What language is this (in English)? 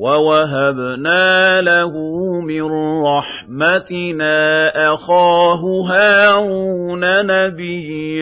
Arabic